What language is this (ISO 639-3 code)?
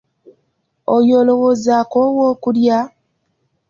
lug